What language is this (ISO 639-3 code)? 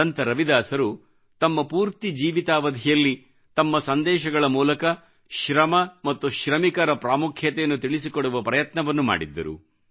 kan